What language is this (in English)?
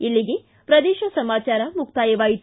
Kannada